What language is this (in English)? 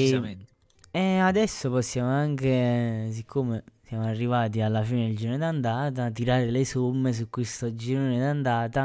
Italian